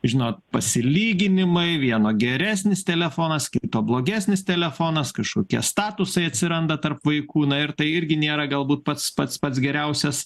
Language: Lithuanian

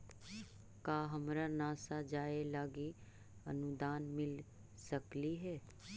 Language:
Magahi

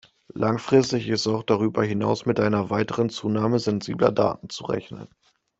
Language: German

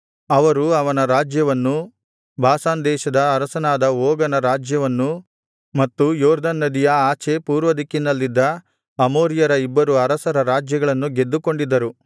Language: Kannada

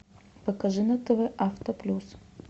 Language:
Russian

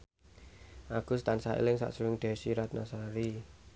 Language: Javanese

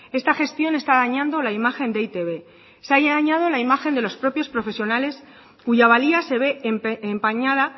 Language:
Spanish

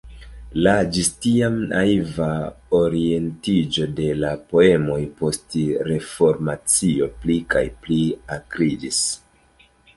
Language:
Esperanto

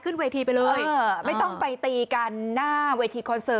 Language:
Thai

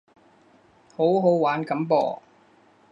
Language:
Cantonese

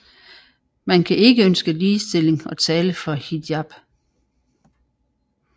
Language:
Danish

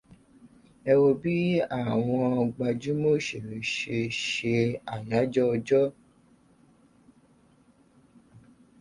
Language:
Yoruba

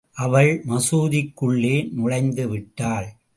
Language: Tamil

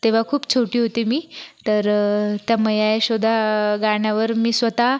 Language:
Marathi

